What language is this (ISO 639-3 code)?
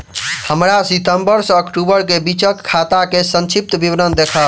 mai